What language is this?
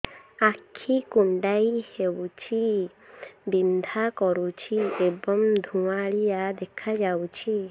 Odia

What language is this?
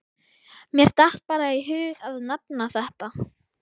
Icelandic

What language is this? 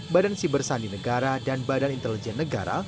Indonesian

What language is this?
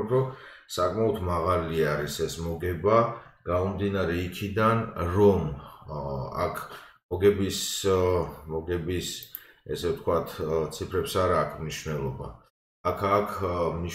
Romanian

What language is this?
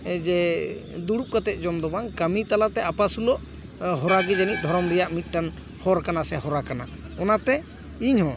Santali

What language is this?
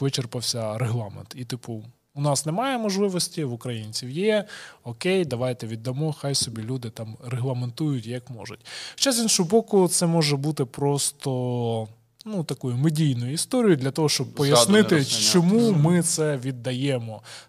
Ukrainian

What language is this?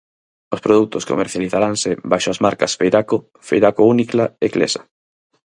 Galician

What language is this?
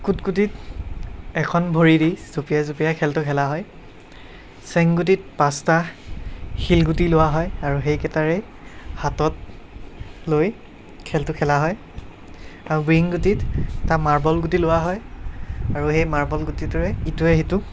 Assamese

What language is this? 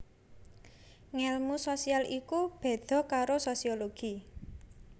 Javanese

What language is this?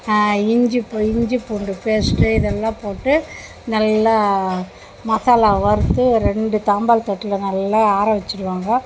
Tamil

